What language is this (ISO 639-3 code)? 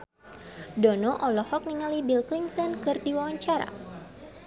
sun